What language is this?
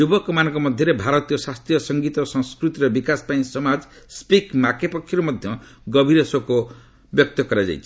Odia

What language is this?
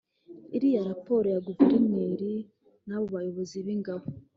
Kinyarwanda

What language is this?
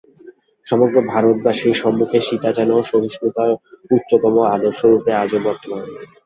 Bangla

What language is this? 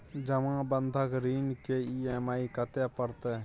Maithili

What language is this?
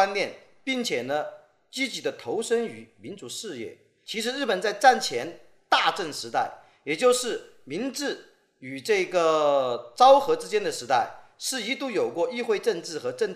Chinese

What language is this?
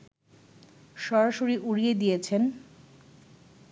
Bangla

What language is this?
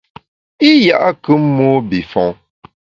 Bamun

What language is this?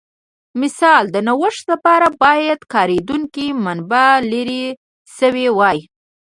Pashto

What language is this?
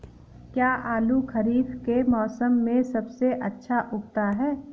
Hindi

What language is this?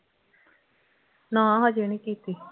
Punjabi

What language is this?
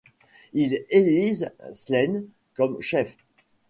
French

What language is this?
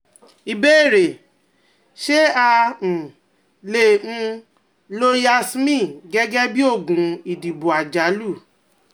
Yoruba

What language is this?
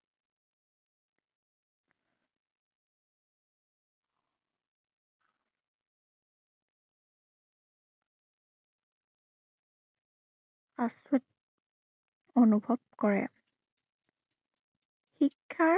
Assamese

